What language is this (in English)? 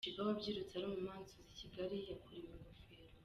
Kinyarwanda